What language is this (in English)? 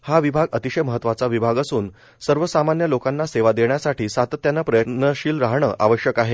Marathi